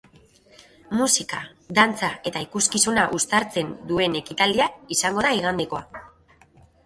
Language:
Basque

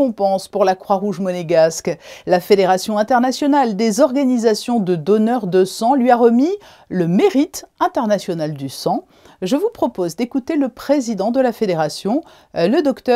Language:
French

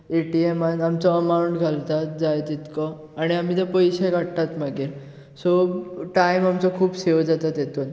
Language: Konkani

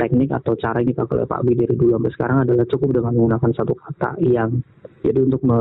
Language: Indonesian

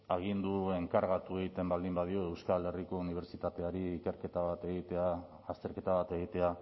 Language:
Basque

